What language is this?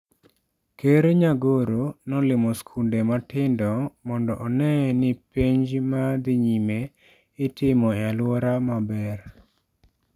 Luo (Kenya and Tanzania)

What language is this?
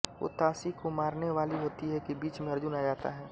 Hindi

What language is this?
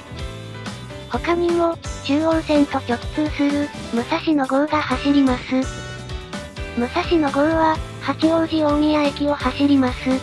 Japanese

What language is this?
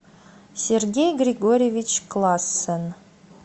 Russian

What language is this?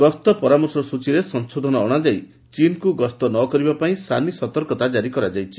Odia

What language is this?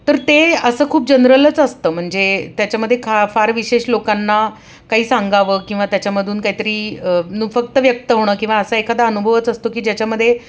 Marathi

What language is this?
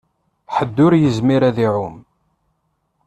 Kabyle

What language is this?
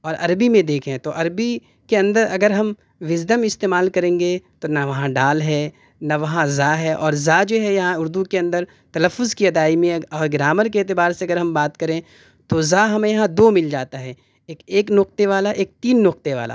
Urdu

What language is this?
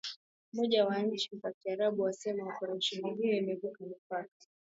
Swahili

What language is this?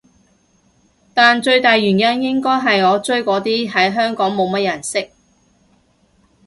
Cantonese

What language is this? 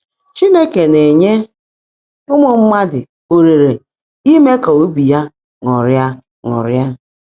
Igbo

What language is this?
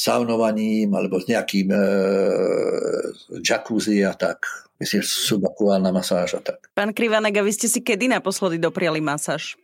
Slovak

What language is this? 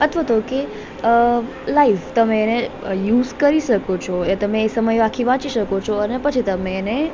Gujarati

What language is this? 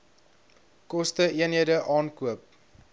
Afrikaans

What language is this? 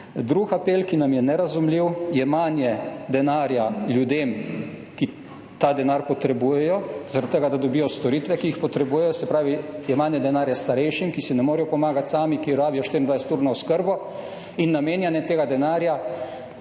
Slovenian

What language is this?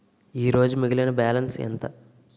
Telugu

